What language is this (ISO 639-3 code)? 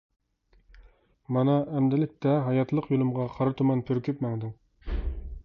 uig